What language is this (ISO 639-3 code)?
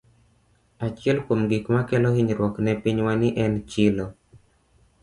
luo